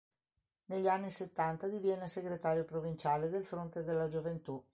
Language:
Italian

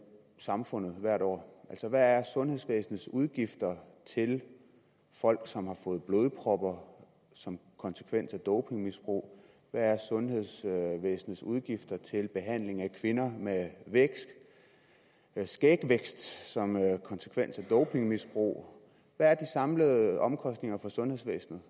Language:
Danish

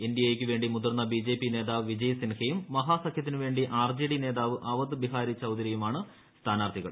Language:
Malayalam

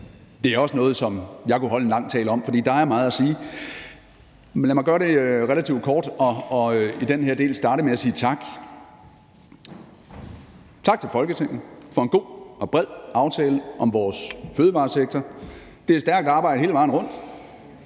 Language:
Danish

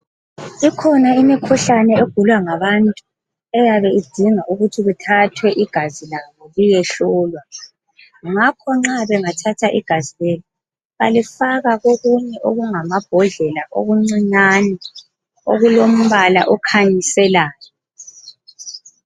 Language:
North Ndebele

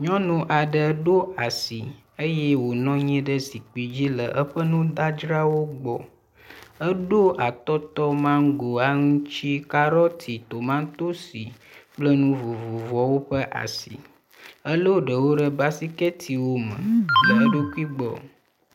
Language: Ewe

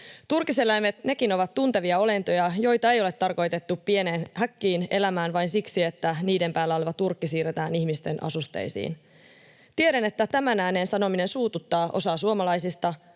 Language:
Finnish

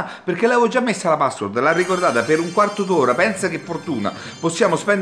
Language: Italian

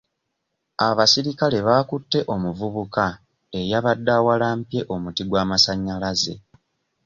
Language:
Ganda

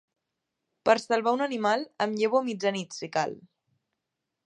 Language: Catalan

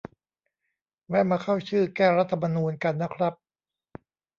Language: Thai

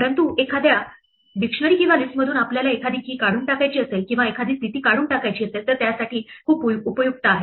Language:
Marathi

